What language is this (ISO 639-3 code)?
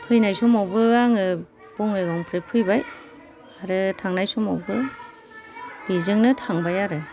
brx